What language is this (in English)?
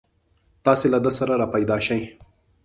Pashto